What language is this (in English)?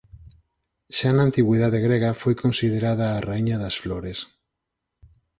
Galician